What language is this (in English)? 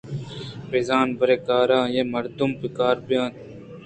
Eastern Balochi